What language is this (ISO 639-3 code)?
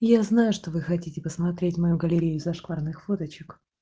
rus